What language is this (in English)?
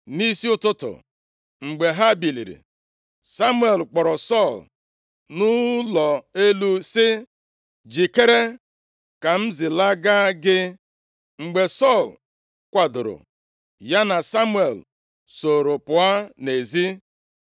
Igbo